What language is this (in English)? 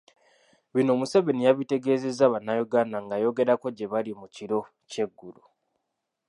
Ganda